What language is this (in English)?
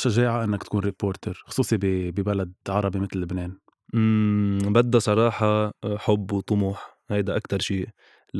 Arabic